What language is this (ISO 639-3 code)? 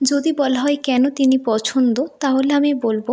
ben